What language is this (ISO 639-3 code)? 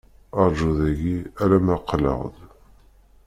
kab